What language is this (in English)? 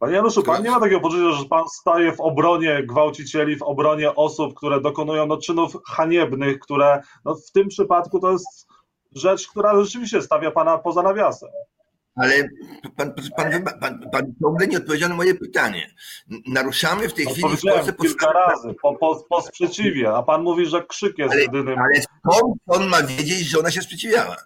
Polish